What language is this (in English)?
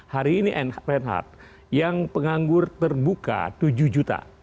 Indonesian